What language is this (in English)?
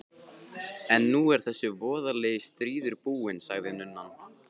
Icelandic